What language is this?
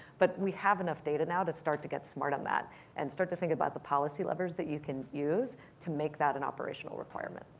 English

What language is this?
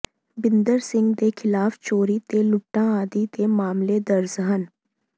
Punjabi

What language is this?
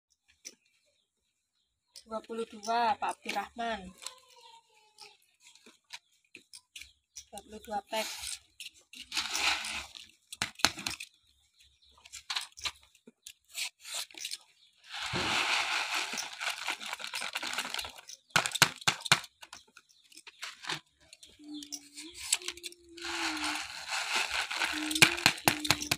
Indonesian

